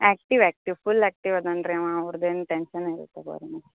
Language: Kannada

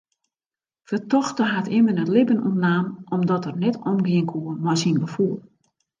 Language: Western Frisian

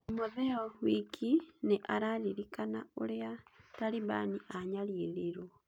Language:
Kikuyu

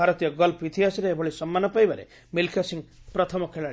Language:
Odia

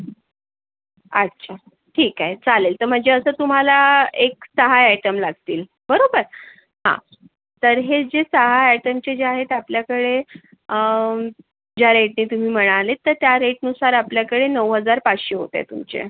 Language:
Marathi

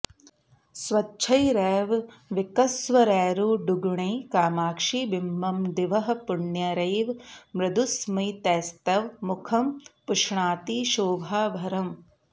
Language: Sanskrit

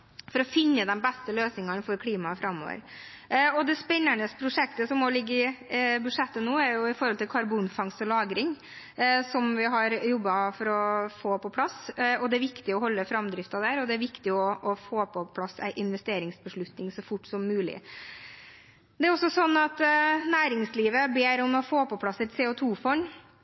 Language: Norwegian Bokmål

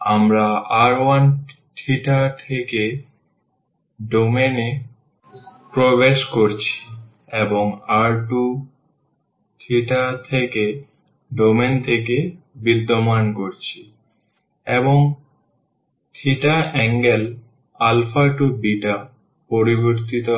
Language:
Bangla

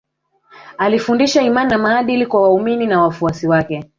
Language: Swahili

